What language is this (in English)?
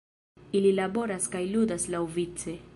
Esperanto